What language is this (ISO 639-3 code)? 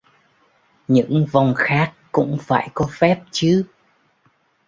vie